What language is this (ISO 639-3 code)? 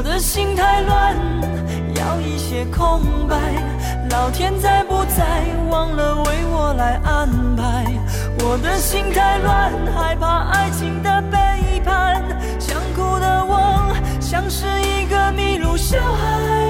zho